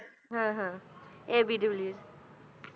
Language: Punjabi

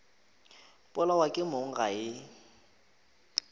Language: Northern Sotho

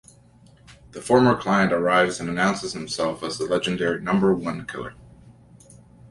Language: English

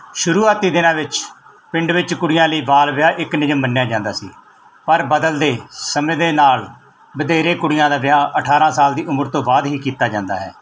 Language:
Punjabi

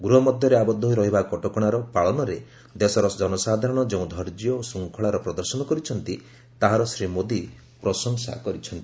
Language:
Odia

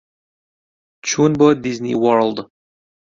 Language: Central Kurdish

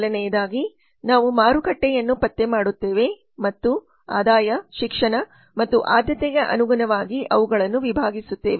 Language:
Kannada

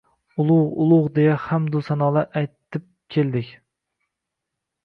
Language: Uzbek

